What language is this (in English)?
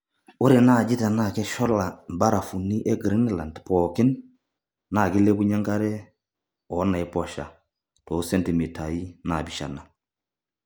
Masai